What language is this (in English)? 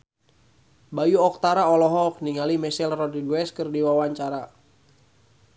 Sundanese